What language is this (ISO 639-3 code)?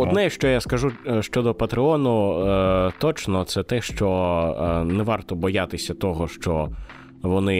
ukr